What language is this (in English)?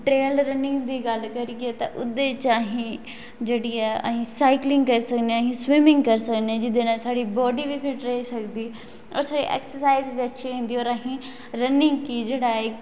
Dogri